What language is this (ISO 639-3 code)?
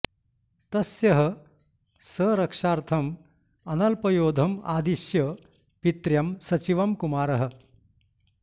san